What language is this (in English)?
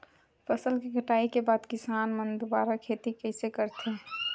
Chhattisgarhi